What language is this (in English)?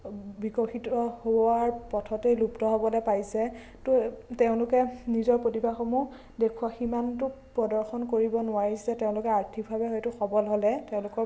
Assamese